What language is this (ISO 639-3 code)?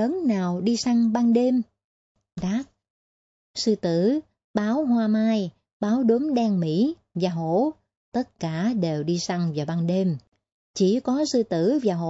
vie